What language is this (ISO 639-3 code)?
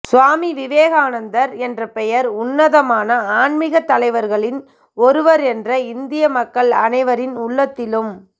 tam